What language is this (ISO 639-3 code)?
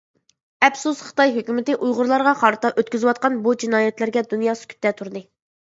uig